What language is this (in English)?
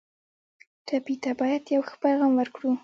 Pashto